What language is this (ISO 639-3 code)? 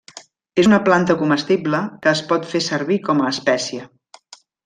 cat